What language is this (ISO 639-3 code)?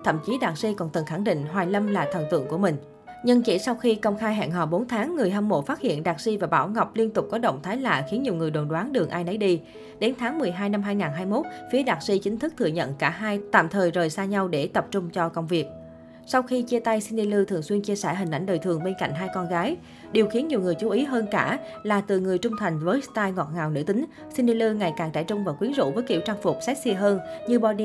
vie